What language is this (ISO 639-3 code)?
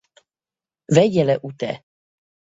hun